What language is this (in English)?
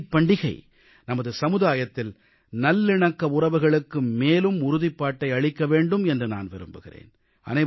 Tamil